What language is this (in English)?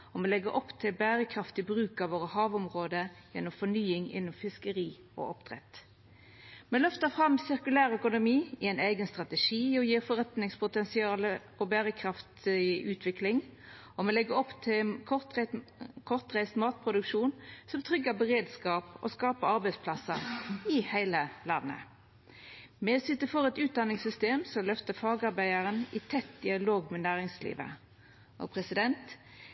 Norwegian Nynorsk